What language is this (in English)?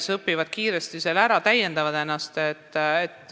Estonian